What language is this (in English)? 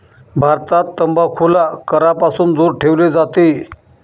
Marathi